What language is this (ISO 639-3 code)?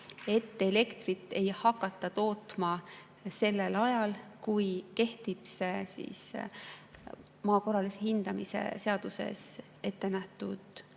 est